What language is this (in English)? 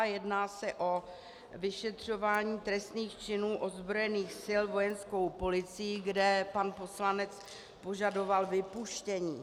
Czech